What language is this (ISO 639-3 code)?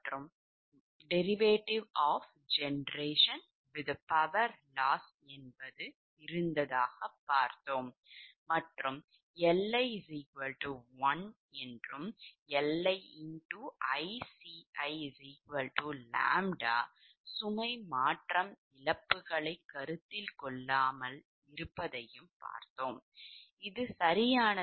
tam